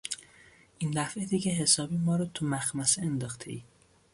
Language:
Persian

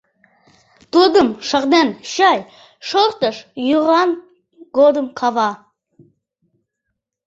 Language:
Mari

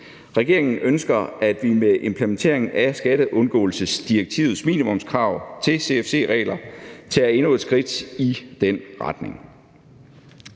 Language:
Danish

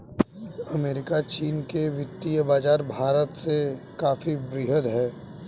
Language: Hindi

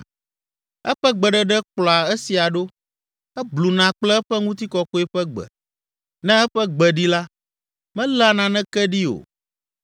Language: Ewe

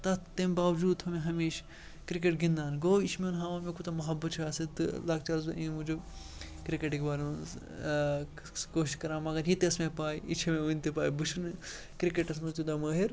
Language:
Kashmiri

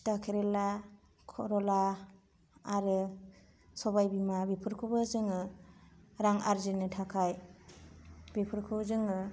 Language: Bodo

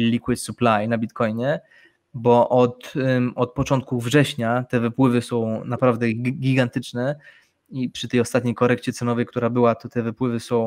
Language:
Polish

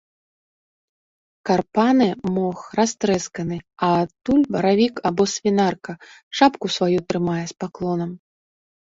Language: Belarusian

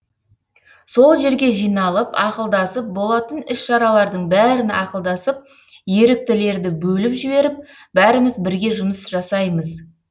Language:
Kazakh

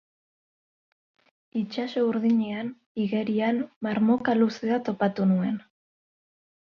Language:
Basque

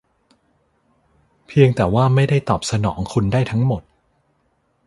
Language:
Thai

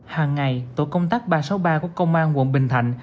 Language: Vietnamese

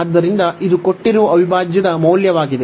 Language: Kannada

